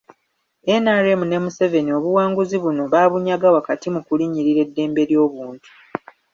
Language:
Ganda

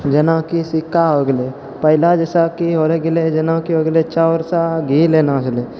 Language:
Maithili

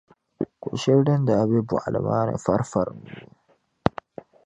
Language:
Dagbani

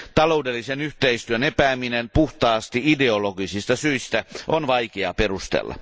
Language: Finnish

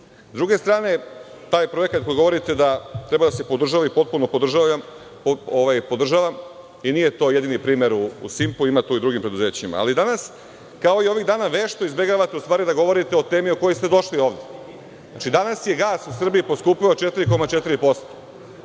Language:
Serbian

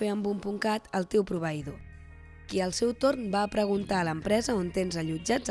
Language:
Catalan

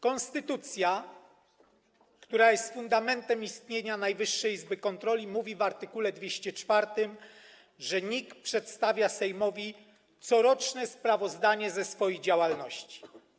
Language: Polish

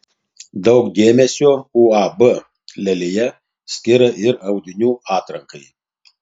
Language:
Lithuanian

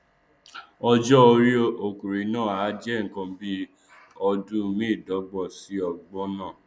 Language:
Yoruba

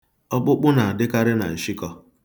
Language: Igbo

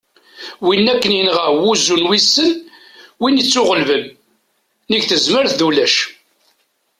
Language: Kabyle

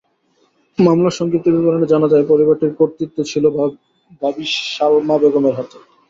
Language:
Bangla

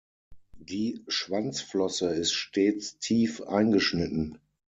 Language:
German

